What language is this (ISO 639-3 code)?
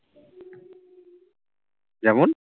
ben